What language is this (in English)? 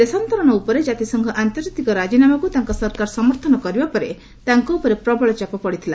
Odia